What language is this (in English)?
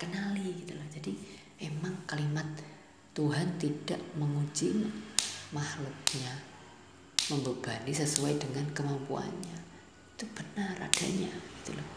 Indonesian